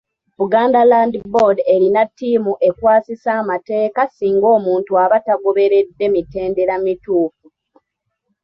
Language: Ganda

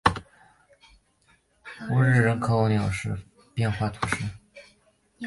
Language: Chinese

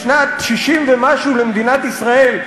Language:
Hebrew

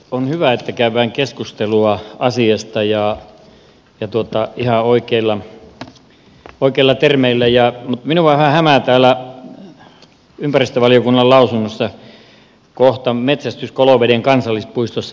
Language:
Finnish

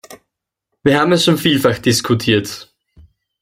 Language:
German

